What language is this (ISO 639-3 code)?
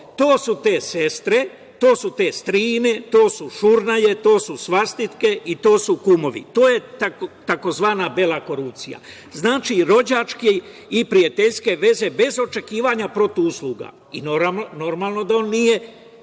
srp